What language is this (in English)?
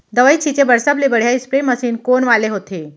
Chhattisgarhi